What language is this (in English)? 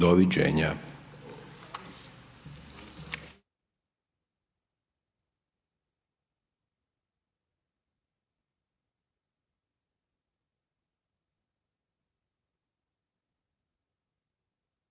Croatian